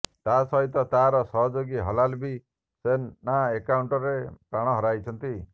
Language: Odia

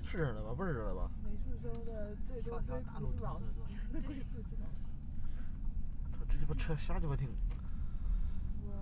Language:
Chinese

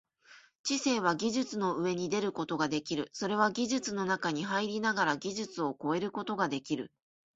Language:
Japanese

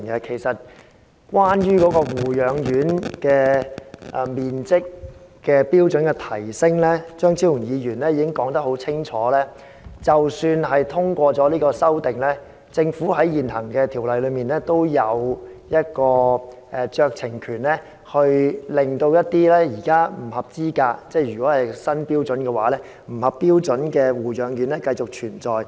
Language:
Cantonese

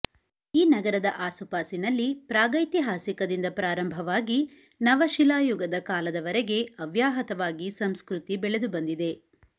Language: Kannada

